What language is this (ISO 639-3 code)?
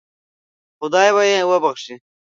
pus